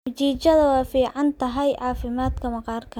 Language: Somali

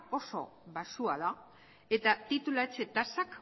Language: Basque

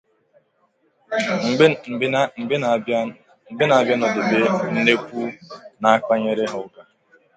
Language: Igbo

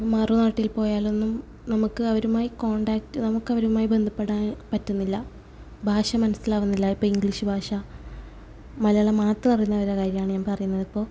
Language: Malayalam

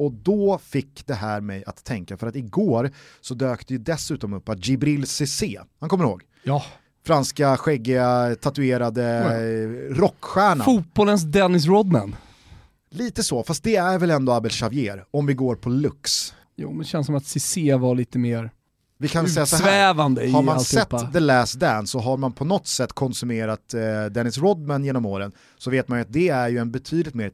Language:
Swedish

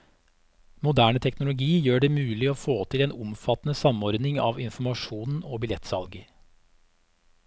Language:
Norwegian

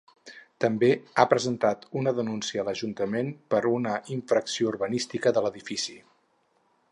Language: Catalan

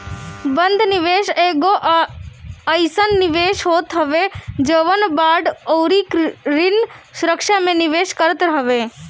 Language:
Bhojpuri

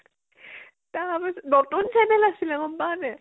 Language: Assamese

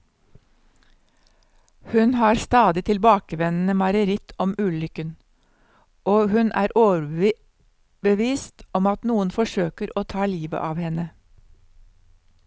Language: Norwegian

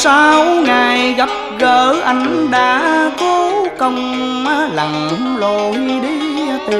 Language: Vietnamese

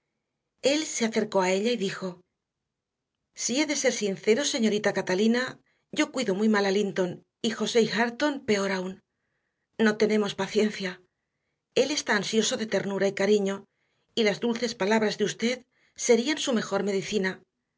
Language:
Spanish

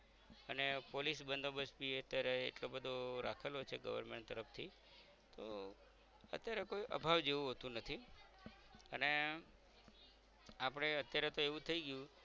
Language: Gujarati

